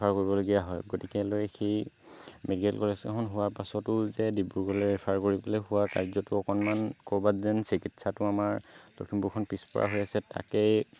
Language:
Assamese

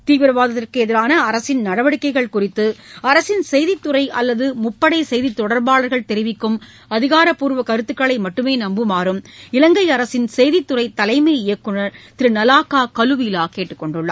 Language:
Tamil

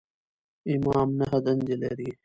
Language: Pashto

